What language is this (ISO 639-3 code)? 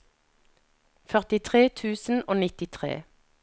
nor